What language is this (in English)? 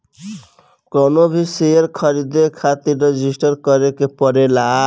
Bhojpuri